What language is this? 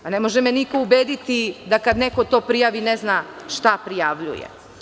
Serbian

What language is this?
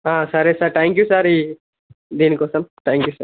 Telugu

